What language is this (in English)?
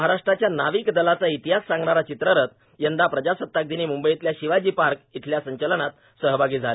Marathi